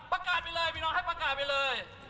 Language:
Thai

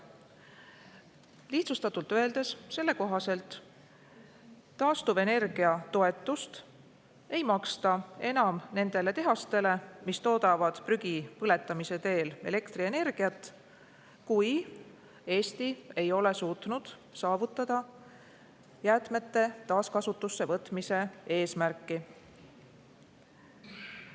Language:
Estonian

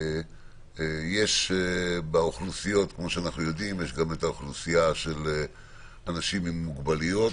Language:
Hebrew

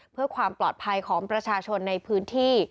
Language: Thai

